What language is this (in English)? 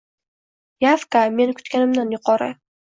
Uzbek